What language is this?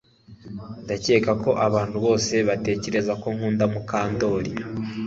Kinyarwanda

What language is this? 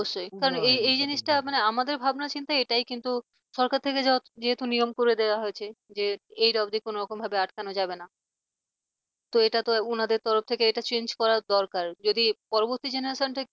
Bangla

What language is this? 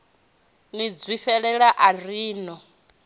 Venda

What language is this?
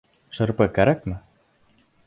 Bashkir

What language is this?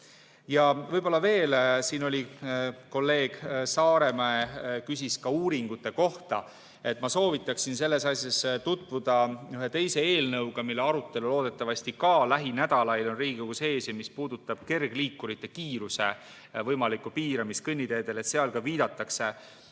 Estonian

